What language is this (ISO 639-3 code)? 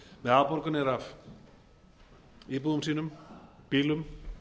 isl